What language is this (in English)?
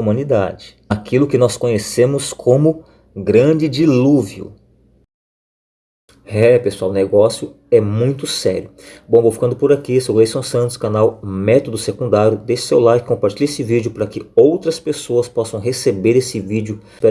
Portuguese